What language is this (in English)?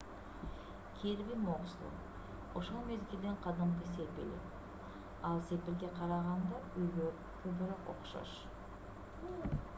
Kyrgyz